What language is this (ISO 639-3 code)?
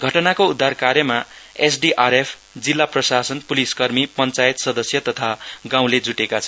nep